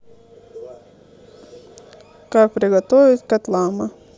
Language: Russian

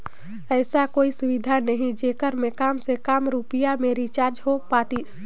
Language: Chhattisgarhi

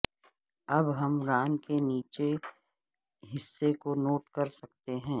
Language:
Urdu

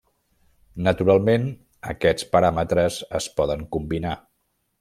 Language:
Catalan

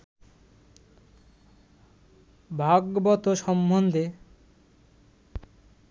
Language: Bangla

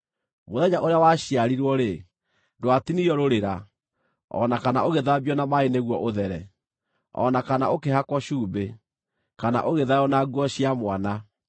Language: Kikuyu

